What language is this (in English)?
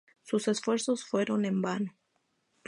Spanish